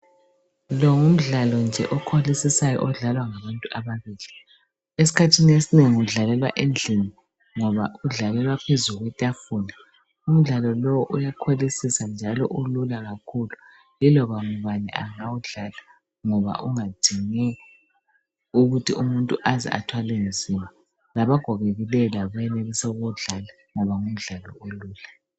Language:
North Ndebele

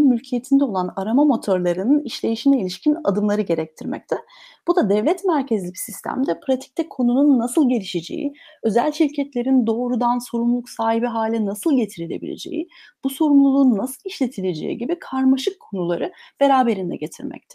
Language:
Turkish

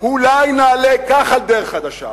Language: Hebrew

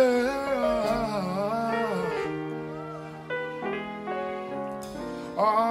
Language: English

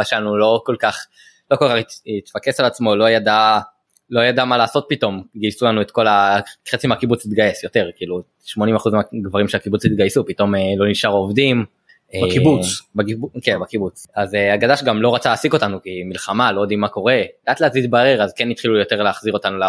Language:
Hebrew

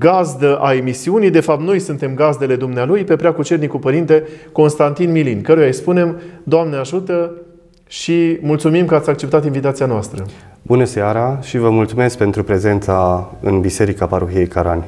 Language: Romanian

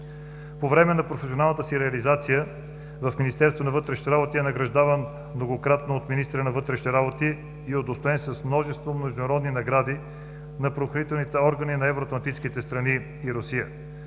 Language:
Bulgarian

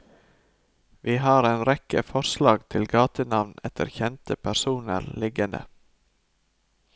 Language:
Norwegian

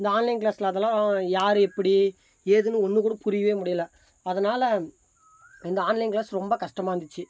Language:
Tamil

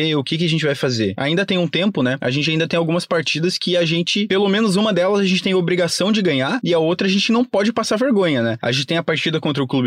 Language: Portuguese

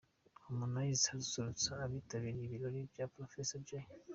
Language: Kinyarwanda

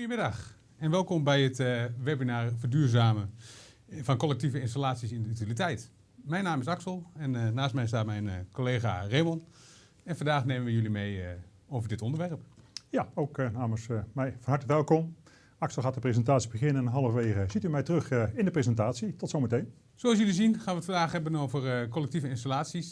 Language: Dutch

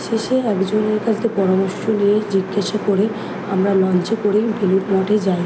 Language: Bangla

